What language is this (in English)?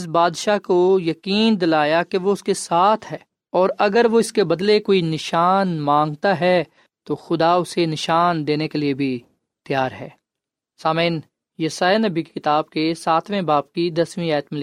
Urdu